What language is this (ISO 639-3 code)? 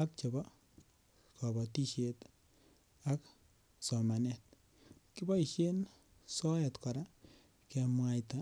kln